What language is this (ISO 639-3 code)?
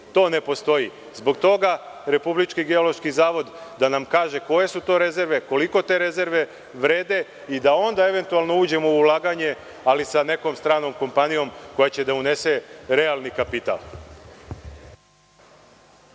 srp